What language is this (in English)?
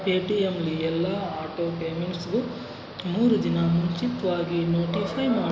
Kannada